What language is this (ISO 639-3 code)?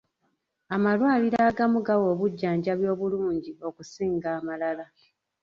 lug